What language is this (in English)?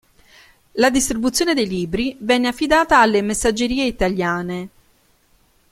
Italian